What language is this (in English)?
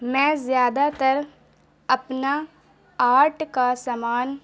Urdu